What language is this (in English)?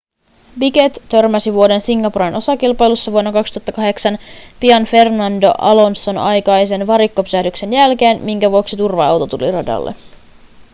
Finnish